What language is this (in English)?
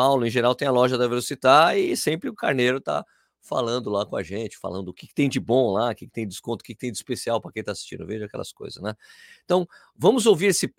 Portuguese